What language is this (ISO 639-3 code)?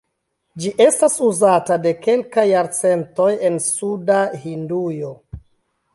epo